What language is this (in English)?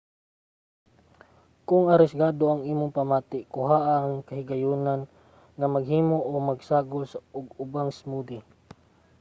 Cebuano